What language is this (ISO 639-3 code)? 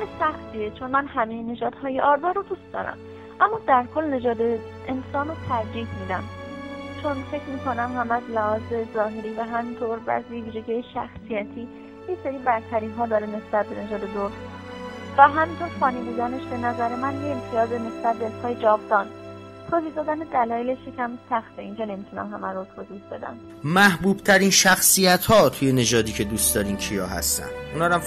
fas